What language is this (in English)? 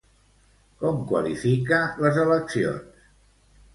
Catalan